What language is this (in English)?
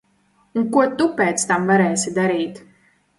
Latvian